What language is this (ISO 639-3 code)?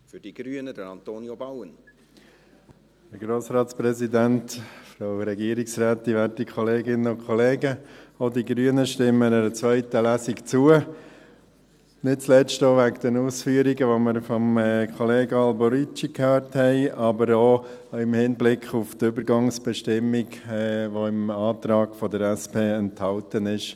gsw